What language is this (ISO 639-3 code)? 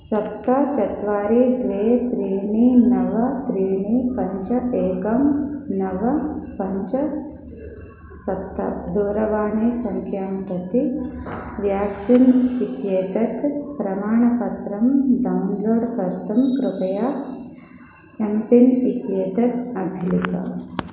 san